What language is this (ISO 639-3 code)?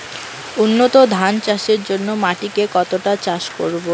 ben